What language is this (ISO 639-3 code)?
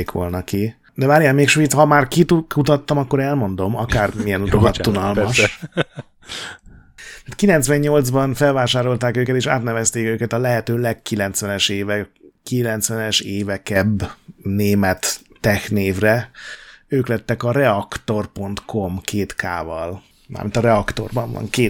hun